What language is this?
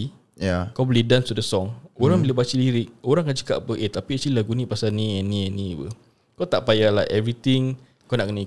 Malay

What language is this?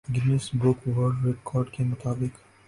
Urdu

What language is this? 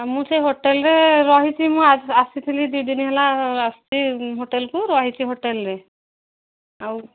Odia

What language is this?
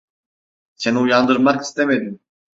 Turkish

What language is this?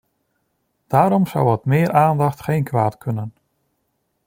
Dutch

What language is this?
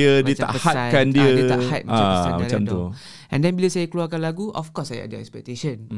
Malay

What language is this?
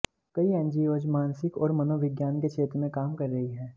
Hindi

